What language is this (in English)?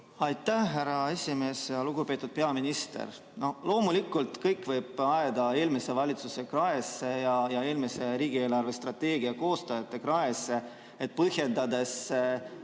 Estonian